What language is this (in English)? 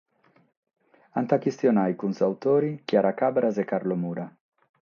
Sardinian